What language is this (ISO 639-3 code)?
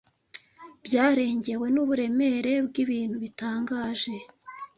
kin